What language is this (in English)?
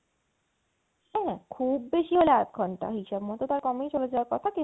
Bangla